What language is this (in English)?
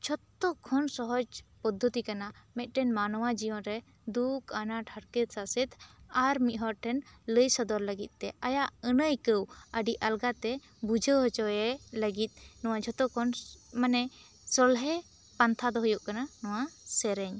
Santali